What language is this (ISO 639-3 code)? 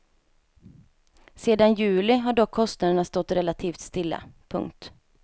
swe